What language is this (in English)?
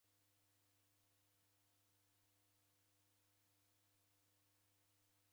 Taita